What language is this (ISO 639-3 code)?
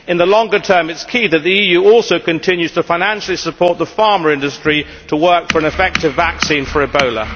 eng